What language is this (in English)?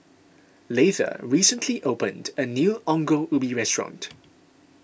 English